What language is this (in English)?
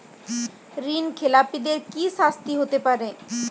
Bangla